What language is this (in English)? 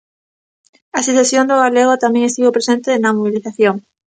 Galician